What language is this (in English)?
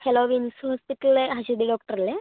Malayalam